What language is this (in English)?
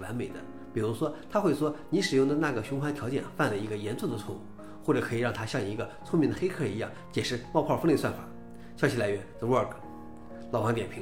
Chinese